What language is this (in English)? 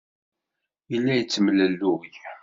Kabyle